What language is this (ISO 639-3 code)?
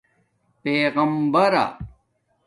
dmk